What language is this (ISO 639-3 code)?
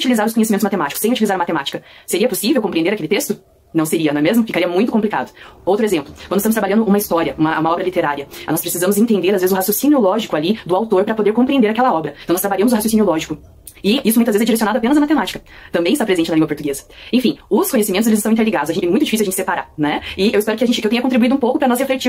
por